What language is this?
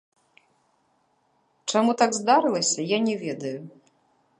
Belarusian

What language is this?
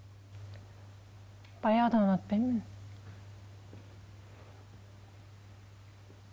Kazakh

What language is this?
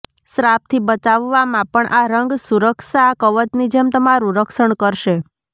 Gujarati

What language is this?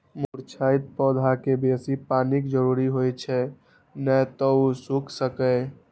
Maithili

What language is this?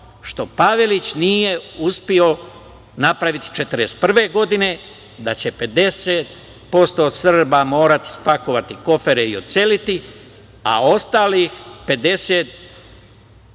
Serbian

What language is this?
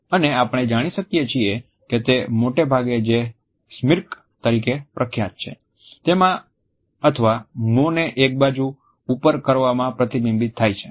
Gujarati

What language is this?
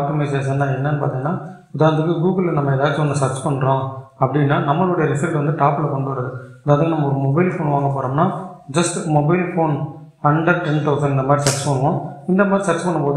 Tamil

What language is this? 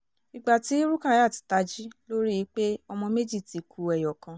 Yoruba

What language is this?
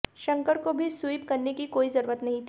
Hindi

